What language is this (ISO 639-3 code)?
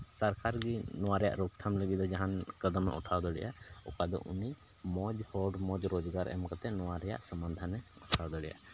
sat